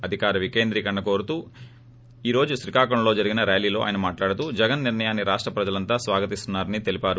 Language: Telugu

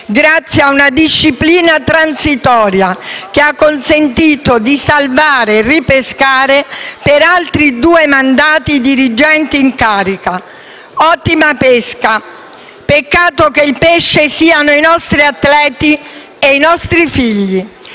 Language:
Italian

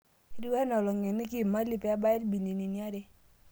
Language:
Masai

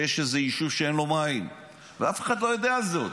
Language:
Hebrew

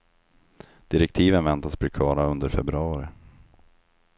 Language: Swedish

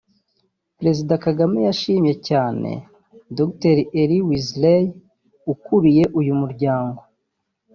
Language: Kinyarwanda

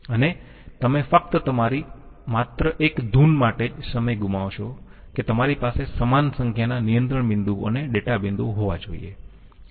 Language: Gujarati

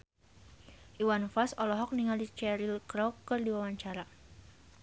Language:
Sundanese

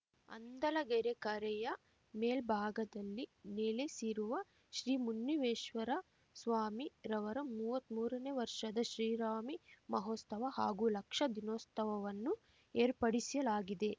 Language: Kannada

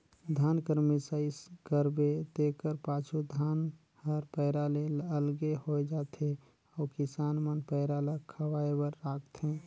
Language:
Chhattisgarhi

